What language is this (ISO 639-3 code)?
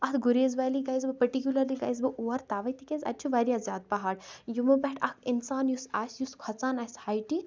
kas